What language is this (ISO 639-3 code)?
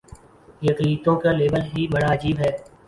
urd